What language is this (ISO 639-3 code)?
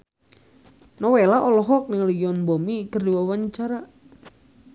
sun